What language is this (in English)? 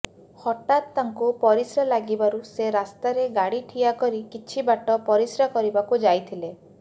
Odia